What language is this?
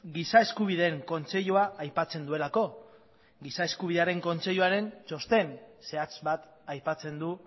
Basque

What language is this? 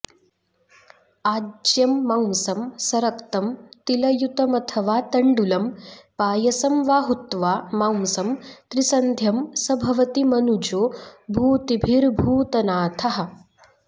Sanskrit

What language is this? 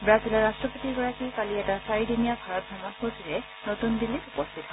Assamese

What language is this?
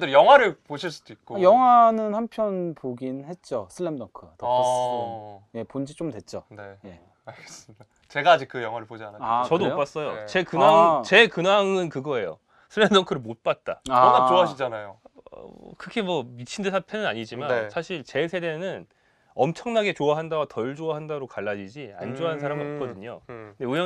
Korean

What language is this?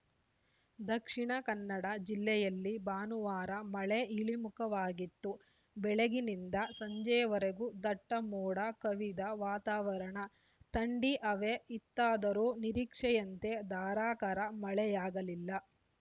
Kannada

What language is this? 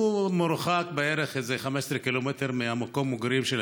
Hebrew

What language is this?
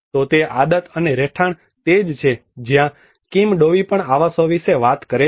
Gujarati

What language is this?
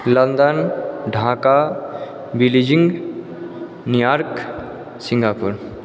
Maithili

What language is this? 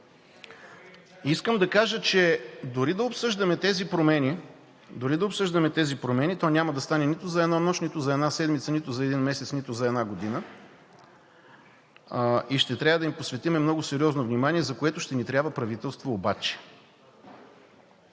Bulgarian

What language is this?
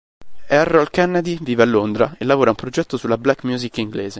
Italian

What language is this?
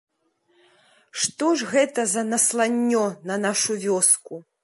Belarusian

